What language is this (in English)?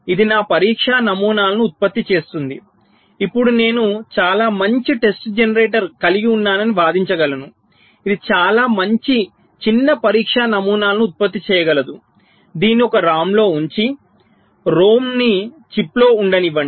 Telugu